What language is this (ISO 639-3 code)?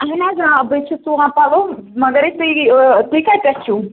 kas